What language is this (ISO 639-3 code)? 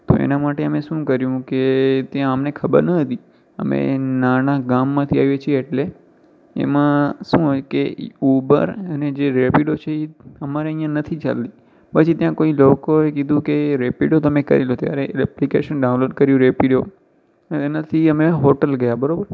guj